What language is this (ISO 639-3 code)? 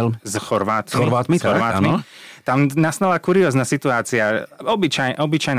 slk